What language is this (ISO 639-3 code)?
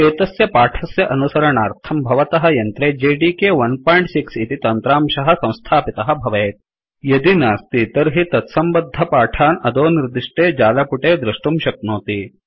san